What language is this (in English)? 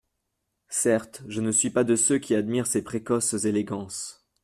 French